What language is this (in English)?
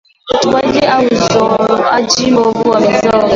Swahili